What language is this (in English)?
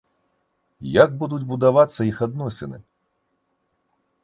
Belarusian